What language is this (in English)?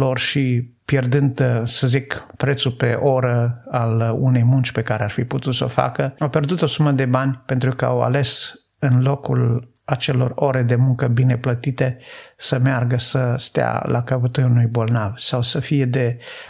Romanian